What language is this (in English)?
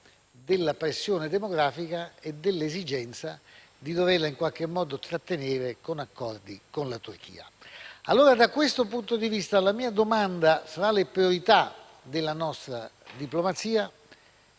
Italian